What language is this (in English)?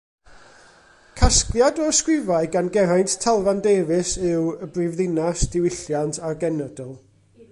Welsh